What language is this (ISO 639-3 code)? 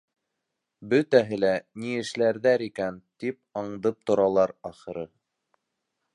bak